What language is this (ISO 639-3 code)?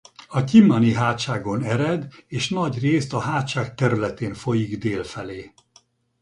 hun